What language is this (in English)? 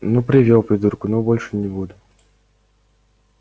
Russian